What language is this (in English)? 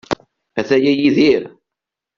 Kabyle